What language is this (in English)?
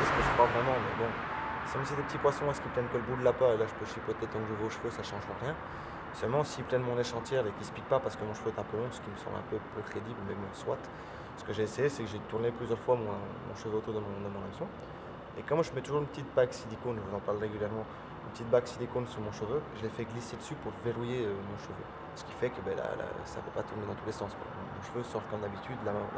French